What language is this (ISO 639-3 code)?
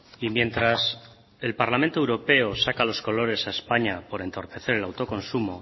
spa